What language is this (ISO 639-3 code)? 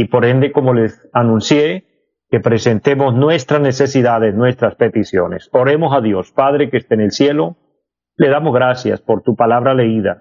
spa